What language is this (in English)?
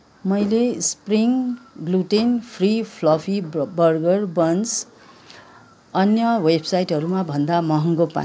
Nepali